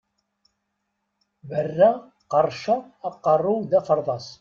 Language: Kabyle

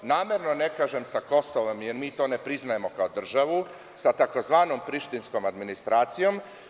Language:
Serbian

